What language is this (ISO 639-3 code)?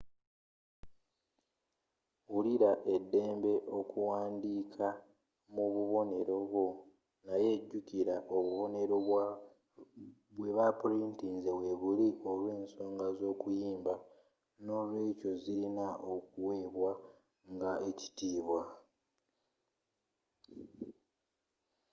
lug